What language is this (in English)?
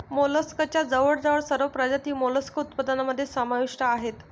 Marathi